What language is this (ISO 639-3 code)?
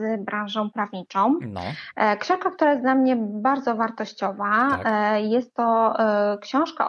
pol